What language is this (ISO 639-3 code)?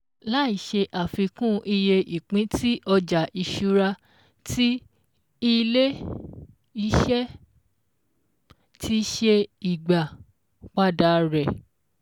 yor